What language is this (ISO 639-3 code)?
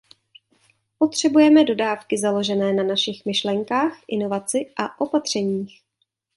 ces